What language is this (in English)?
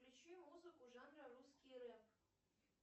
Russian